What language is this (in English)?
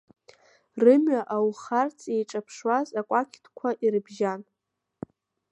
Abkhazian